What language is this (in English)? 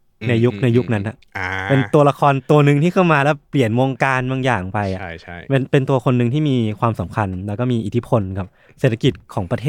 Thai